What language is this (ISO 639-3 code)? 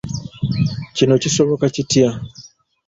lug